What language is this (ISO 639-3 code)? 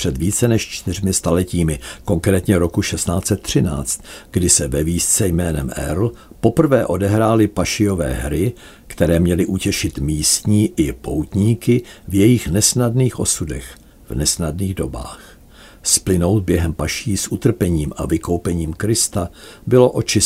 ces